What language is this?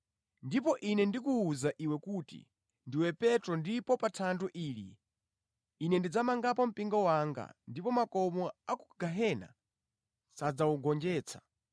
Nyanja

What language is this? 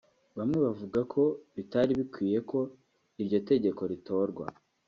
Kinyarwanda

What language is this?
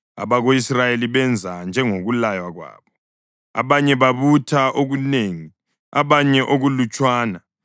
North Ndebele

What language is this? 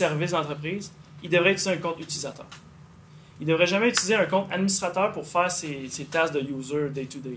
French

